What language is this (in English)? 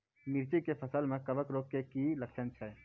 Maithili